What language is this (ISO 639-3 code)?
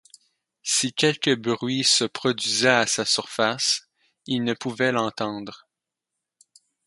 fra